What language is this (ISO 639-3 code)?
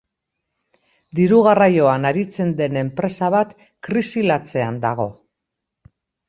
eus